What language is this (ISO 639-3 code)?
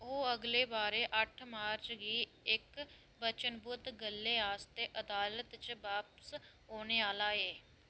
doi